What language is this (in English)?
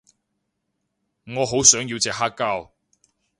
Cantonese